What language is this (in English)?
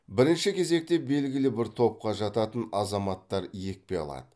Kazakh